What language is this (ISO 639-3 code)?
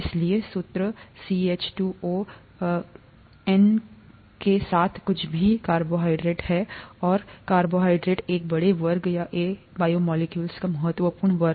hin